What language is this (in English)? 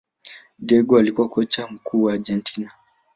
Swahili